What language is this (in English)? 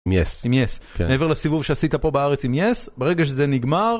Hebrew